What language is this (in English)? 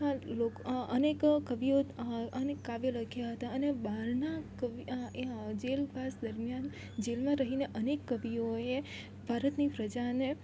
Gujarati